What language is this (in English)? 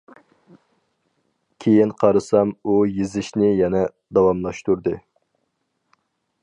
Uyghur